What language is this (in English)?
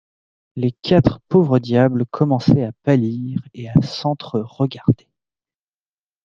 French